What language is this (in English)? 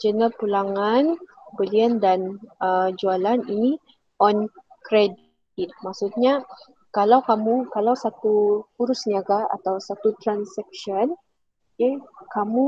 Malay